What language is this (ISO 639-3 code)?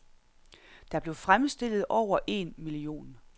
dan